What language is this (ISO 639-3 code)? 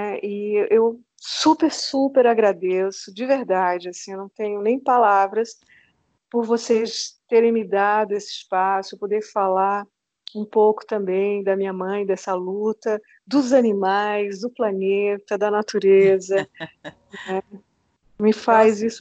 por